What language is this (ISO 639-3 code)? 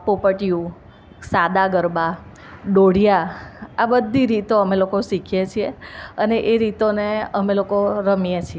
guj